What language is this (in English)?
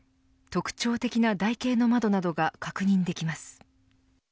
Japanese